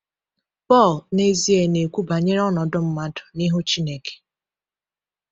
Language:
Igbo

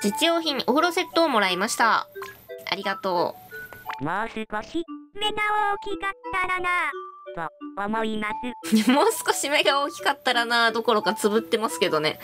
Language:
Japanese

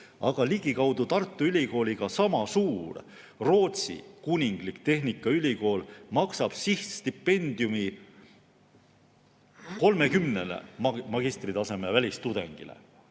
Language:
Estonian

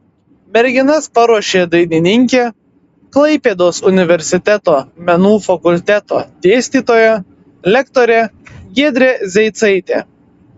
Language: Lithuanian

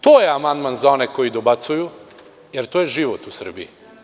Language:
Serbian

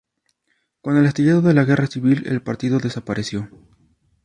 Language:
Spanish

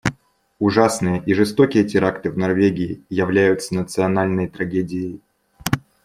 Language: Russian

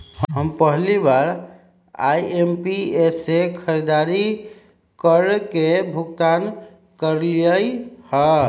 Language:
Magahi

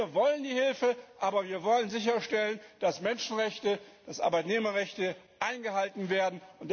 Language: German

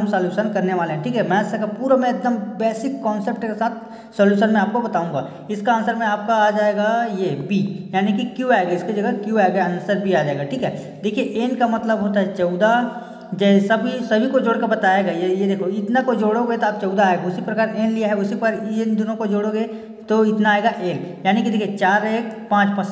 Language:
Hindi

